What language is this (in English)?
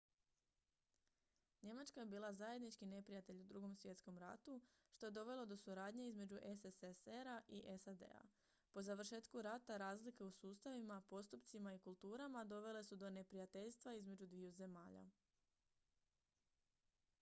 Croatian